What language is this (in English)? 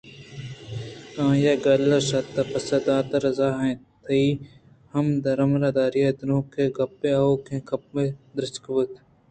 Eastern Balochi